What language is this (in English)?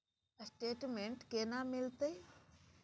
Maithili